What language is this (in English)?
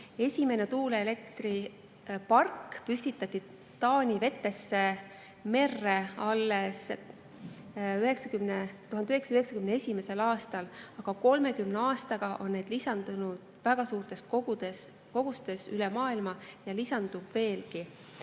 Estonian